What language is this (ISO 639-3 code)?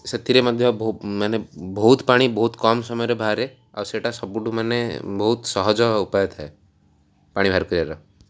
ori